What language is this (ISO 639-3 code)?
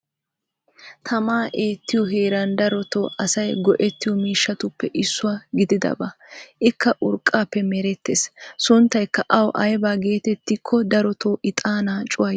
wal